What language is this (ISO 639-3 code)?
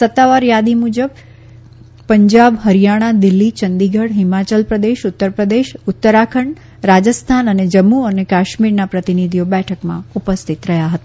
guj